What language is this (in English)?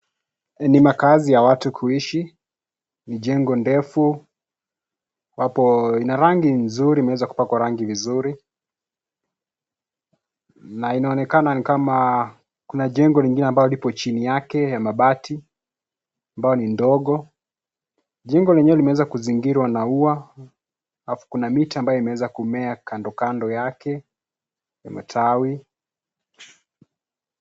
Swahili